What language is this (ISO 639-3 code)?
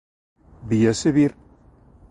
glg